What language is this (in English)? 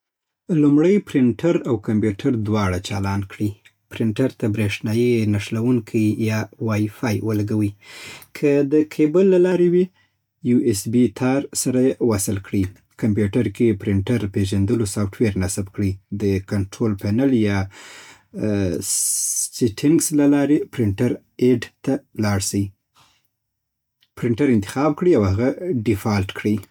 Southern Pashto